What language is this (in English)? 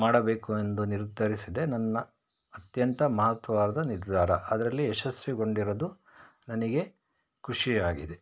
Kannada